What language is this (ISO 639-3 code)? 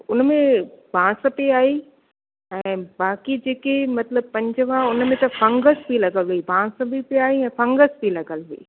snd